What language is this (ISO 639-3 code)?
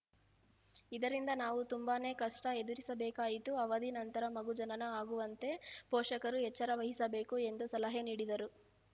kan